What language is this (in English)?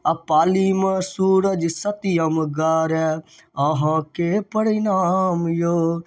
Maithili